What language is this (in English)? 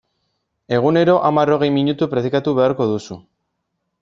Basque